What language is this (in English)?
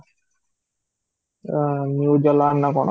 Odia